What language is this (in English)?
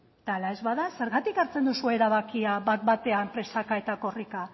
Basque